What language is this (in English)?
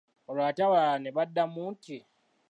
Ganda